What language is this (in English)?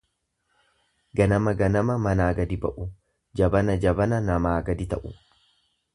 Oromo